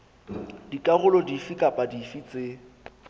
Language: Southern Sotho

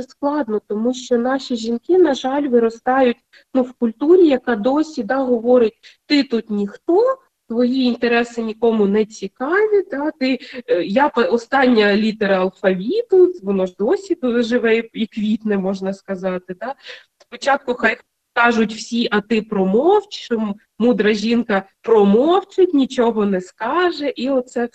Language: Ukrainian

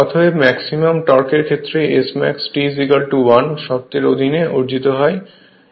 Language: Bangla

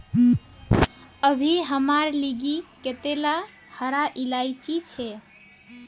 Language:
Magahi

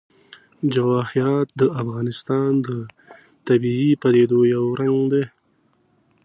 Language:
Pashto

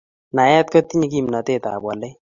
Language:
Kalenjin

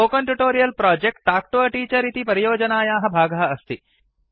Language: Sanskrit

